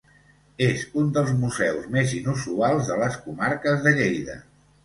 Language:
Catalan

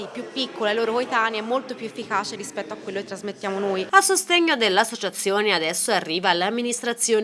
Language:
Italian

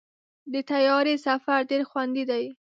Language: Pashto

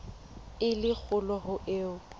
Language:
Southern Sotho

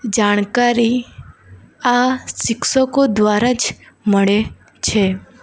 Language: Gujarati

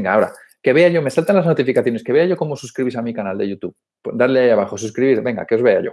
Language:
Spanish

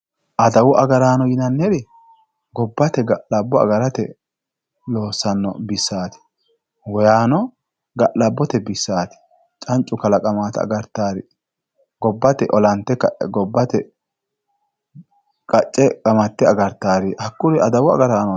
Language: Sidamo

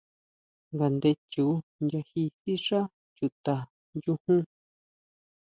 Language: Huautla Mazatec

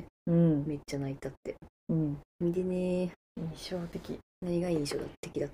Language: Japanese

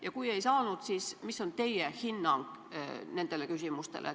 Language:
Estonian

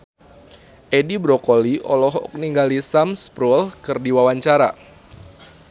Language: Sundanese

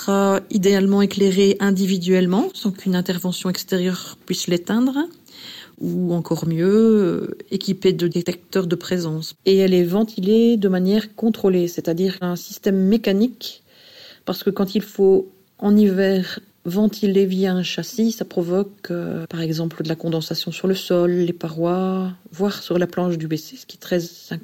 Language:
French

